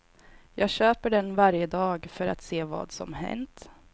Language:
Swedish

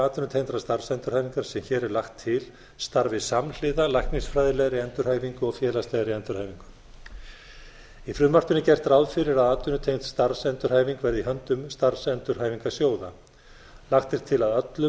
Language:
Icelandic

